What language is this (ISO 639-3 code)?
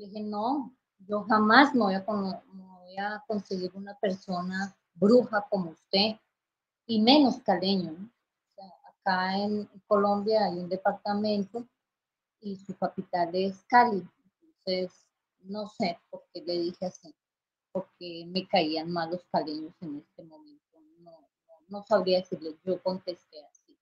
spa